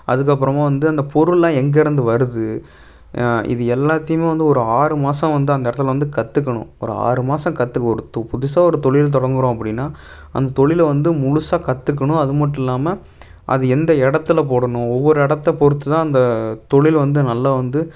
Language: Tamil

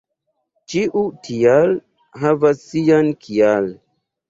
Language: Esperanto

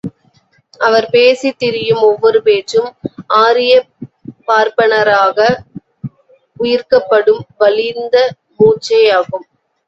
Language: Tamil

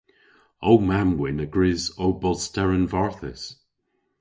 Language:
Cornish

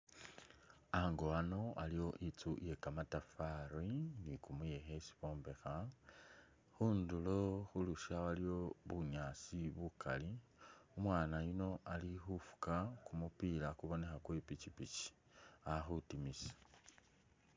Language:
Masaaba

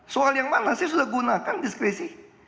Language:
Indonesian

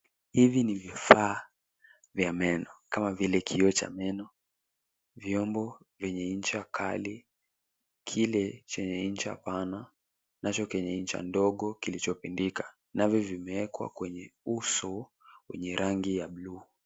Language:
Swahili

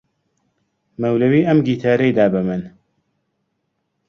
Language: Central Kurdish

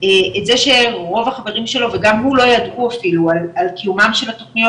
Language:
Hebrew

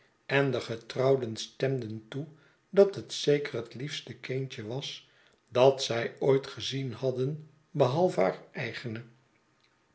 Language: Dutch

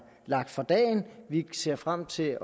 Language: Danish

